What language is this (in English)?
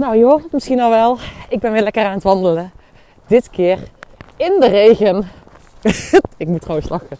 Dutch